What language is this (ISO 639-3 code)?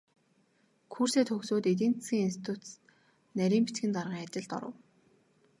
mon